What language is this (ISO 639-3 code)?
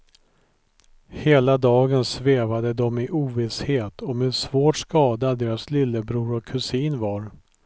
swe